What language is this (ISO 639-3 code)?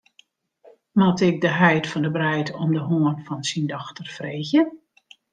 fry